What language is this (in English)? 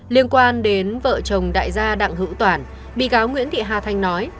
Vietnamese